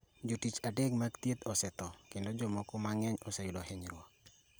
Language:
Luo (Kenya and Tanzania)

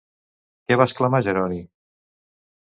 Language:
Catalan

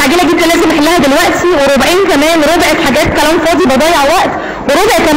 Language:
Arabic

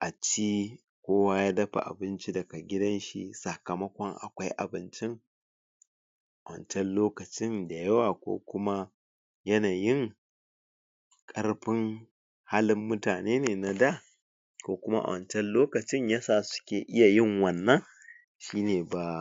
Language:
Hausa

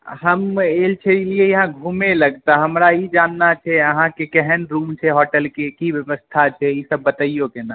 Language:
Maithili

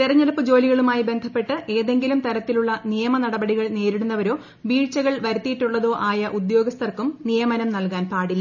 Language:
Malayalam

